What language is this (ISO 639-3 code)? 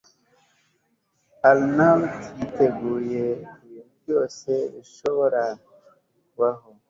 kin